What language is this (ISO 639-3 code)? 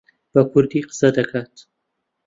ckb